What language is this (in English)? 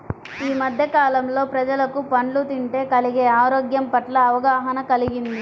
Telugu